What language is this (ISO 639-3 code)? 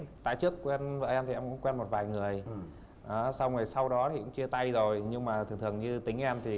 vie